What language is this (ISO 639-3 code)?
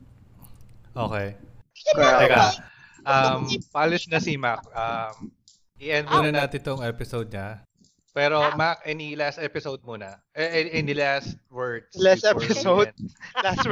fil